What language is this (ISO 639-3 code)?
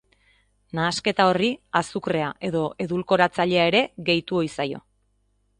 eus